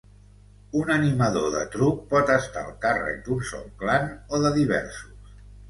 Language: Catalan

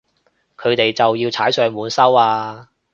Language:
Cantonese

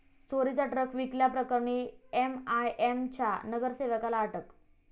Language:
Marathi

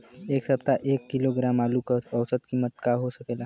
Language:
Bhojpuri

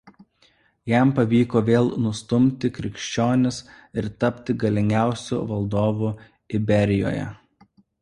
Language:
Lithuanian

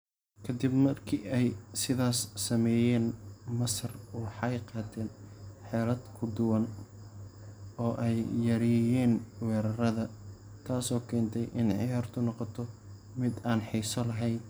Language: Somali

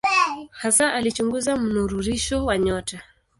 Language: Swahili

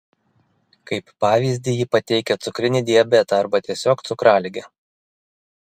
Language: Lithuanian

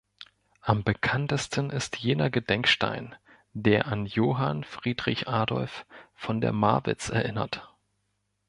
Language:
German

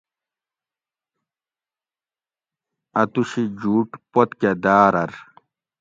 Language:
Gawri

